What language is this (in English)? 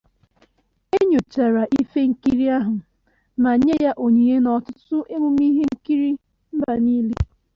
Igbo